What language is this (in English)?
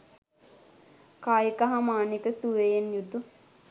Sinhala